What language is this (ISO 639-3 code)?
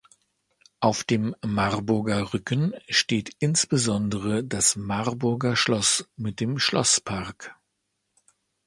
deu